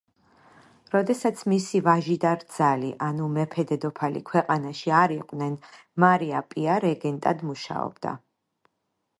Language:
Georgian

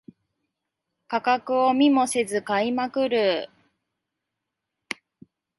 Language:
Japanese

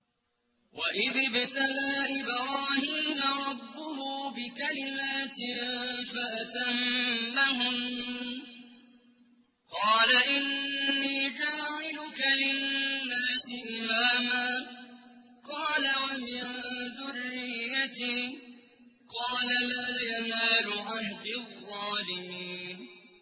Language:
Arabic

